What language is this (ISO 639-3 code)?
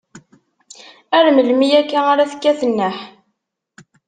kab